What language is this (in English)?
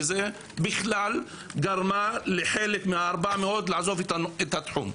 Hebrew